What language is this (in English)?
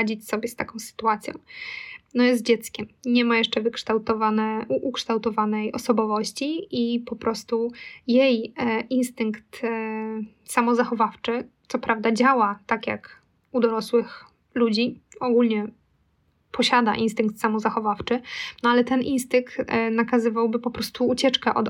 Polish